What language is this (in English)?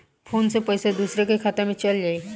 Bhojpuri